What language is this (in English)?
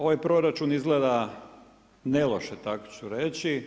Croatian